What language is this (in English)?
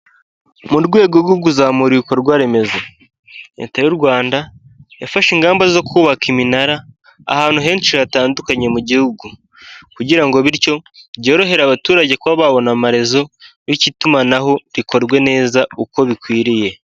Kinyarwanda